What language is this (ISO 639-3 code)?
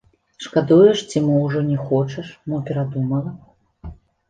bel